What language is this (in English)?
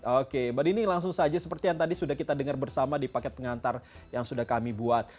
Indonesian